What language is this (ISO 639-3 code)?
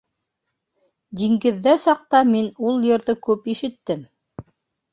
bak